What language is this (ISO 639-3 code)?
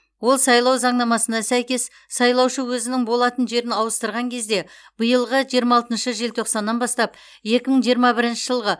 kaz